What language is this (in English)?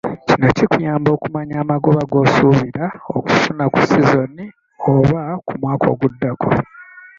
Ganda